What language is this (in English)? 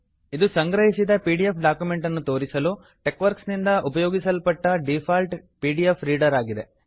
Kannada